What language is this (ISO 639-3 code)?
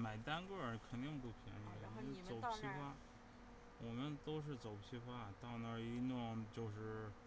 zho